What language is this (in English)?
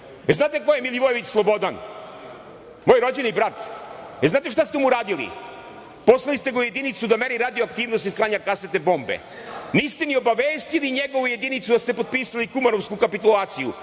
Serbian